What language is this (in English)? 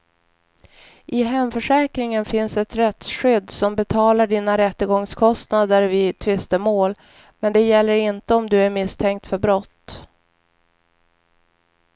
Swedish